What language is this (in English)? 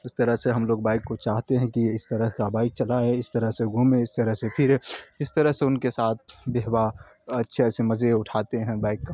Urdu